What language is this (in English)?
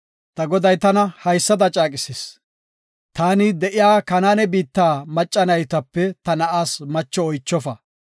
Gofa